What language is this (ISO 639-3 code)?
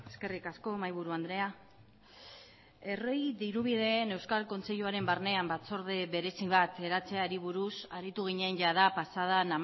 eus